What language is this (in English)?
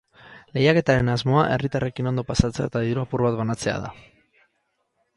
Basque